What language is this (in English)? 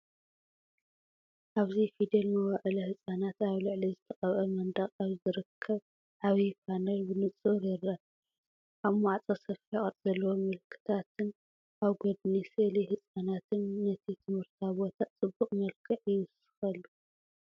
Tigrinya